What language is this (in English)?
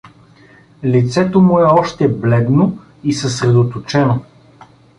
Bulgarian